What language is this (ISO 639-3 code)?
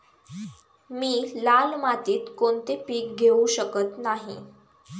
mar